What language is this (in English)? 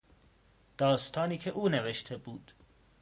Persian